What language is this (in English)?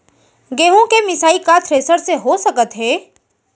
Chhattisgarhi